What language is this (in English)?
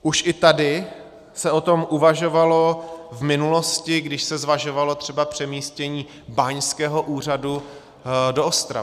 Czech